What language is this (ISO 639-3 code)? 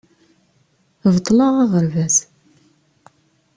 kab